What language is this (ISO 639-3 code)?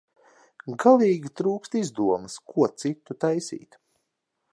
lav